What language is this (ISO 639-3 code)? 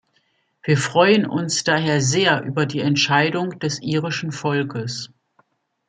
deu